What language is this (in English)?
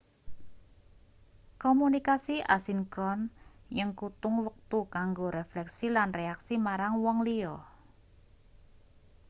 Javanese